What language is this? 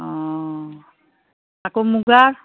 Assamese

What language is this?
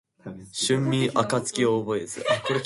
Japanese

